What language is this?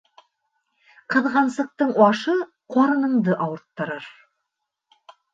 Bashkir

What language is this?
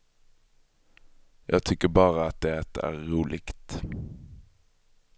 Swedish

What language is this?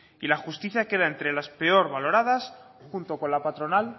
Spanish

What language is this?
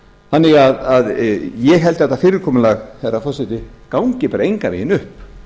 Icelandic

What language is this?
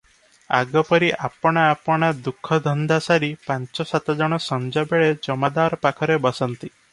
Odia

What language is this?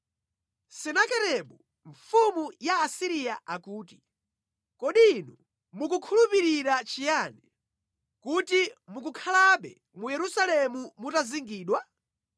Nyanja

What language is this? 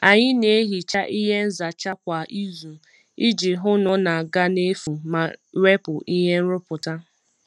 Igbo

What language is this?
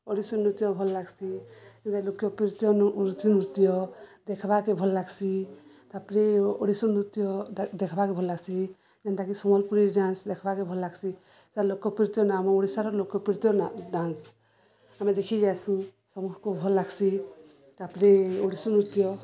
Odia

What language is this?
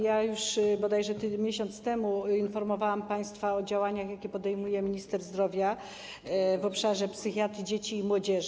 Polish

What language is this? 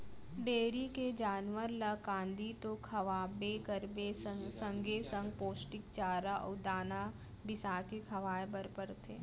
Chhattisgarhi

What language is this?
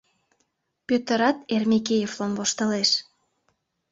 Mari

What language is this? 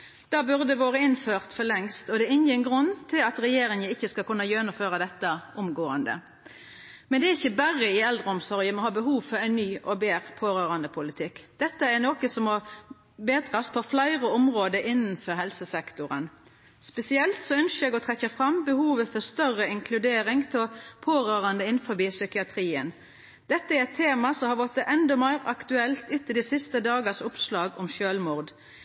Norwegian Nynorsk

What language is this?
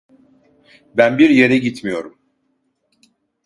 Turkish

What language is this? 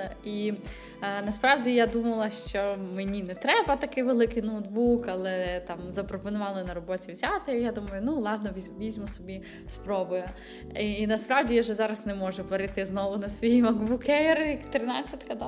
Ukrainian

